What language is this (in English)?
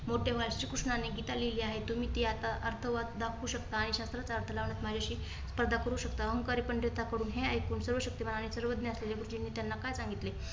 Marathi